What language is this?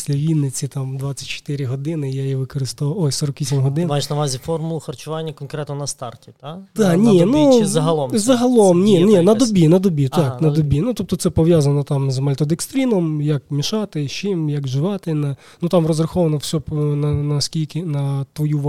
Ukrainian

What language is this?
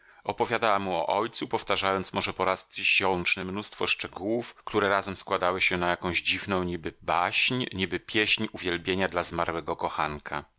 Polish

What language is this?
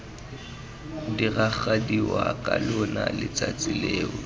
Tswana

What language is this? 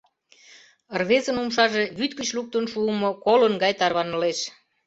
Mari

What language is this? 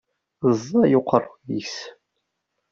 Kabyle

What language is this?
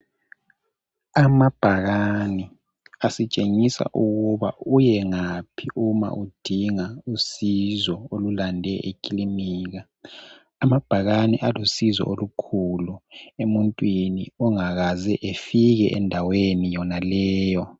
North Ndebele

